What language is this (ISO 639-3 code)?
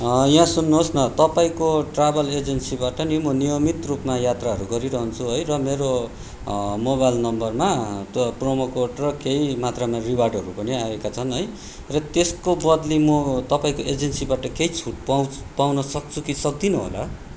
nep